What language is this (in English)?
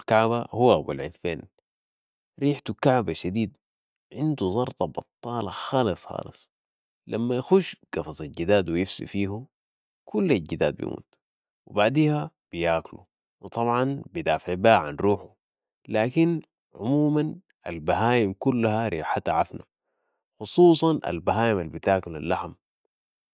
Sudanese Arabic